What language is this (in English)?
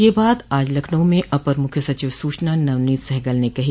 Hindi